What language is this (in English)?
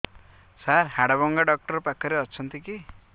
Odia